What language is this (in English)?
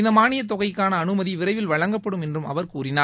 Tamil